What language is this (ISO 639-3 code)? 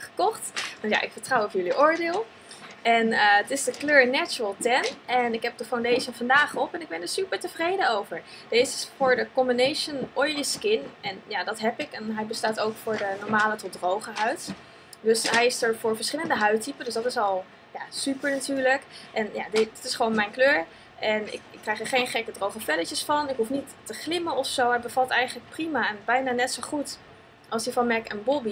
nld